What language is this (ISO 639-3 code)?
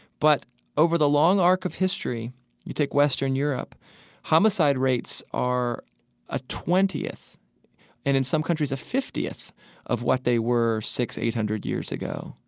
eng